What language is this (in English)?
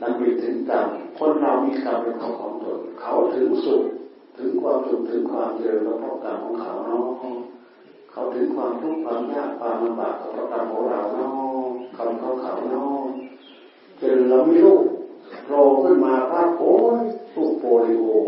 Thai